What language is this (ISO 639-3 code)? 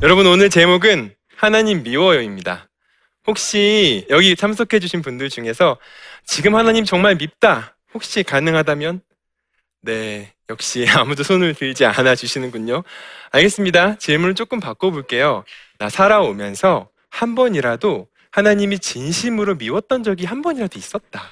kor